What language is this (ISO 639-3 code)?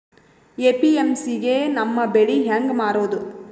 kan